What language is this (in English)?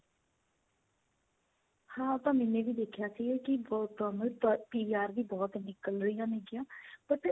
Punjabi